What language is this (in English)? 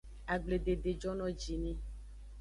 Aja (Benin)